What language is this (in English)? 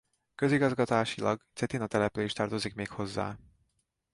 Hungarian